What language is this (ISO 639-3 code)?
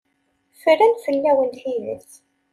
kab